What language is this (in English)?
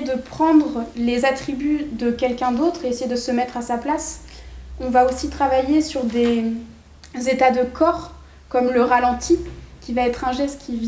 French